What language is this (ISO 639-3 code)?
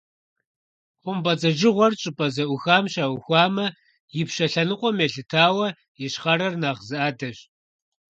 kbd